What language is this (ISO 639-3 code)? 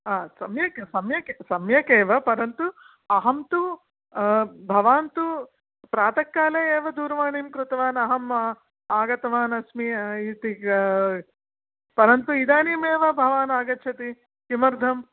san